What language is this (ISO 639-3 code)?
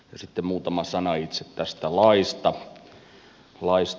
fin